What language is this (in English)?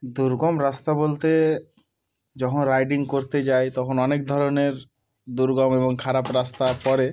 Bangla